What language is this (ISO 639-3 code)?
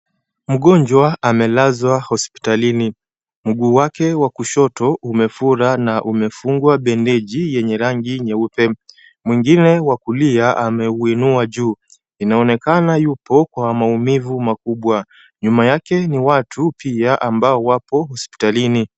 swa